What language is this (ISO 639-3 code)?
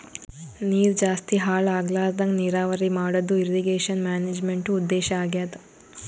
kan